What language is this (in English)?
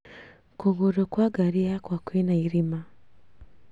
Kikuyu